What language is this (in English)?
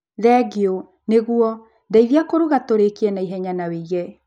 Kikuyu